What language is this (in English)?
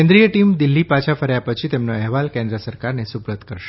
Gujarati